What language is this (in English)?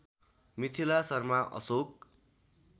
Nepali